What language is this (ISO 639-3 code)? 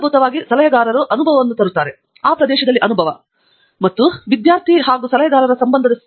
kan